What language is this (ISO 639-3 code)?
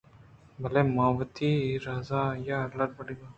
bgp